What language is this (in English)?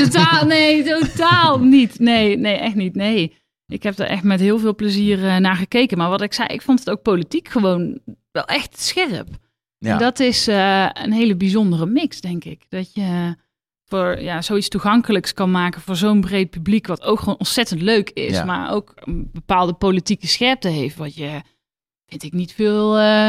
Dutch